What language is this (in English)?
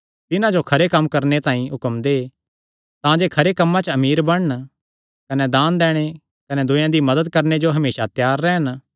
Kangri